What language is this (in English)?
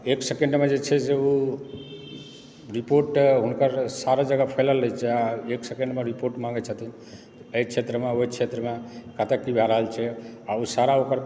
Maithili